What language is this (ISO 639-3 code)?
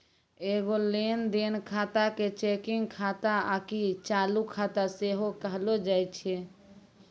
mai